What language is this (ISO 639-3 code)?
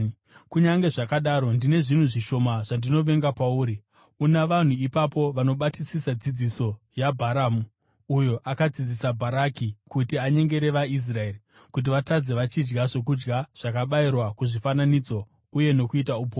sna